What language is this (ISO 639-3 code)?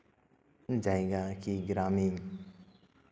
sat